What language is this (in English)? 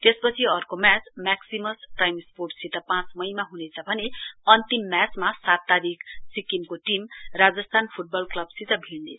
Nepali